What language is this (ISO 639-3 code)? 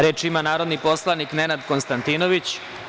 srp